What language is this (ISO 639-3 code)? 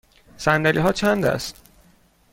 fas